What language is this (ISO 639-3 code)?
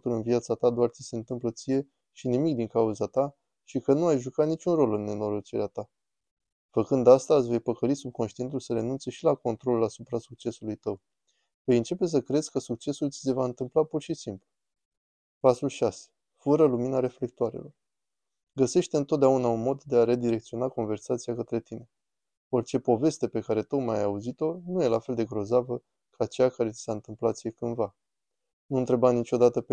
ron